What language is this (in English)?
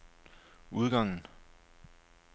Danish